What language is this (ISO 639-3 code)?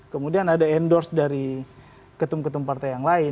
ind